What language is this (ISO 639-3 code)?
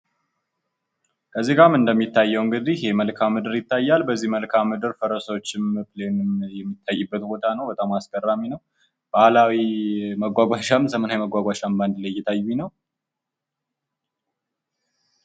amh